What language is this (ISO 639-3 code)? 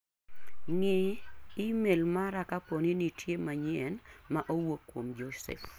luo